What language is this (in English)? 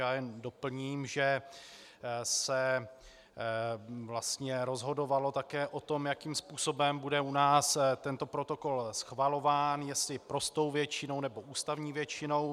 Czech